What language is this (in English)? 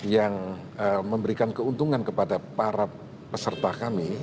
Indonesian